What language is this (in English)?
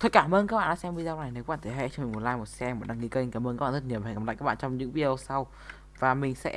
Vietnamese